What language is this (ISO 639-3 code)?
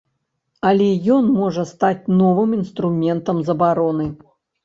bel